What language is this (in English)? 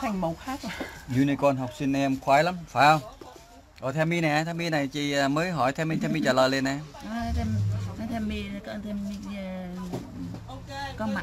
Vietnamese